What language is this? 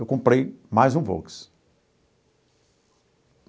Portuguese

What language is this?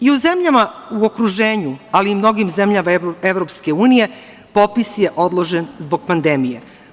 Serbian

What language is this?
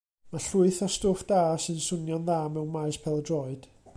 Welsh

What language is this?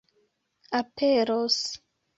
Esperanto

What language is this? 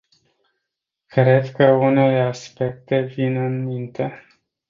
Romanian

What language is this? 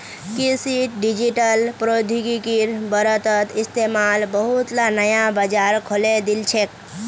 Magahi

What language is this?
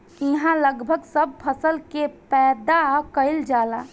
Bhojpuri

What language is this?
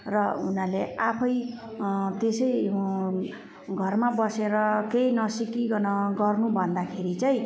Nepali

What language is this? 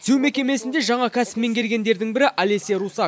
Kazakh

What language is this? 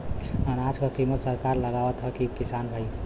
Bhojpuri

